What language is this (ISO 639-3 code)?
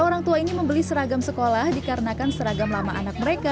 ind